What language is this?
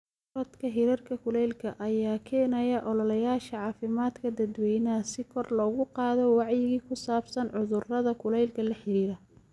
Somali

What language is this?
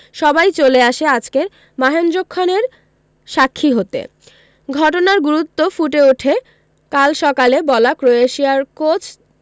Bangla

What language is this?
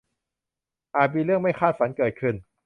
Thai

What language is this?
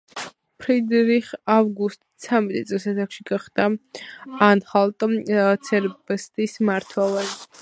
Georgian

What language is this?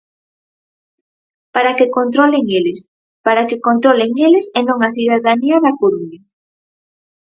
Galician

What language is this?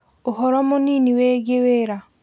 Kikuyu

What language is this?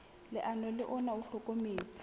Southern Sotho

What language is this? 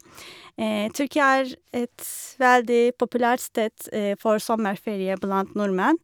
Norwegian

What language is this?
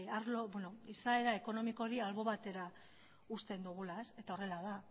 Basque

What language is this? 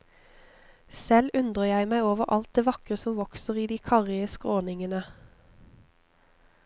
Norwegian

